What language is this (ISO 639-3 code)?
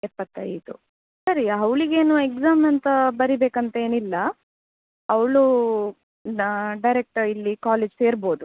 kan